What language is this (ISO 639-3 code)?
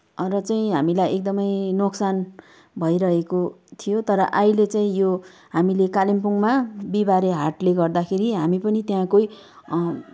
nep